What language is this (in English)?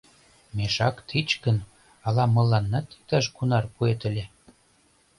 Mari